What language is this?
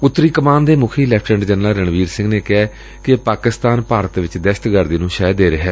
Punjabi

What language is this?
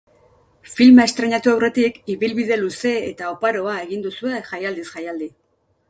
Basque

